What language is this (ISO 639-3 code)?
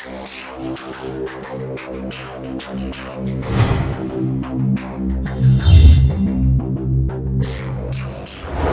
rus